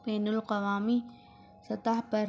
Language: Urdu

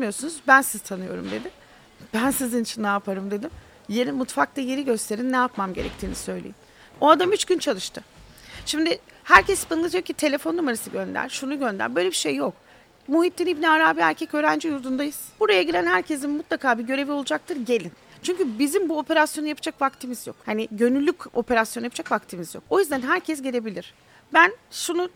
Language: Turkish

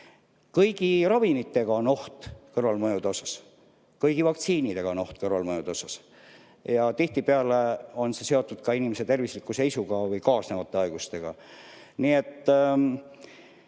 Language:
Estonian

